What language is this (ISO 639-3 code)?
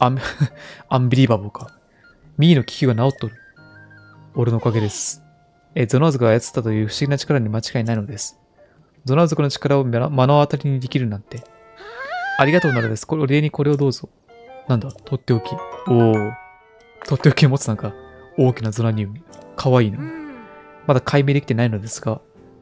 jpn